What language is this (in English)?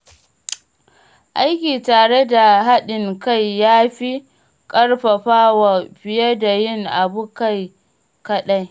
Hausa